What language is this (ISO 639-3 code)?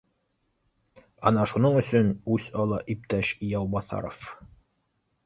bak